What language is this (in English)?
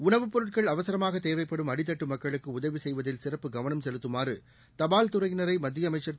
Tamil